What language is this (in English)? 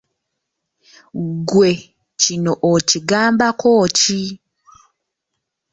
Ganda